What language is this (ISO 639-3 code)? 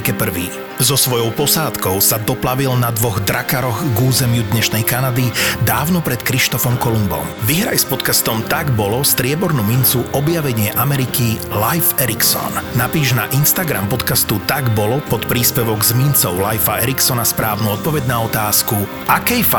slk